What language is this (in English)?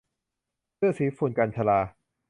Thai